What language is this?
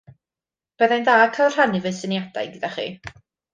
Welsh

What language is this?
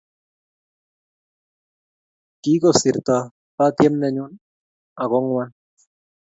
Kalenjin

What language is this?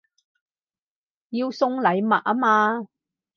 Cantonese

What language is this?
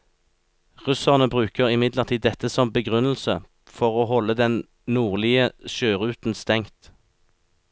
Norwegian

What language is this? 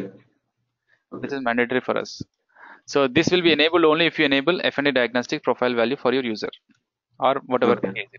English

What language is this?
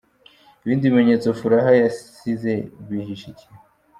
Kinyarwanda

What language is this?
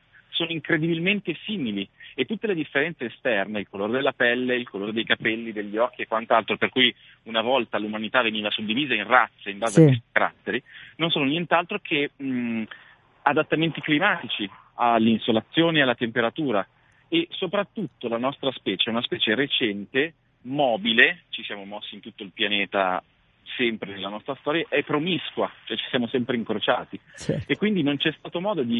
Italian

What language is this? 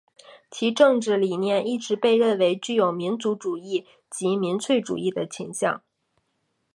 Chinese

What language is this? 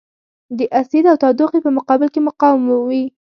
Pashto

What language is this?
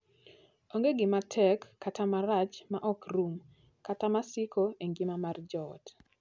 Luo (Kenya and Tanzania)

